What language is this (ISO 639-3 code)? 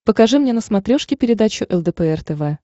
rus